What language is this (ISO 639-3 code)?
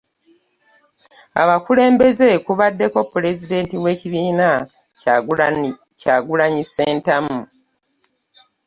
lug